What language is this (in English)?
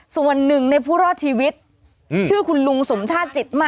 Thai